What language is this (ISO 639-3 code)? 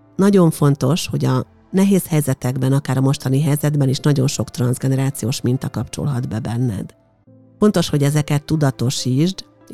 hun